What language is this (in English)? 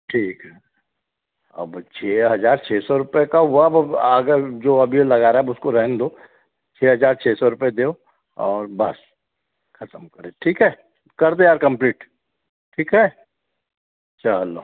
Hindi